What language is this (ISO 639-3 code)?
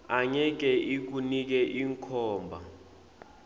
ssw